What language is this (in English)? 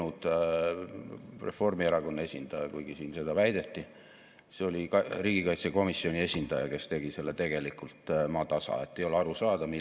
Estonian